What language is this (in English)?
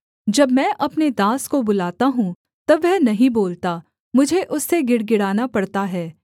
Hindi